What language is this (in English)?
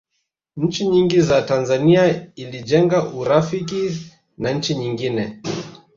Swahili